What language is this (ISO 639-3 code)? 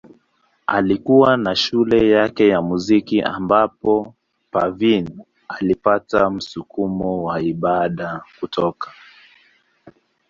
swa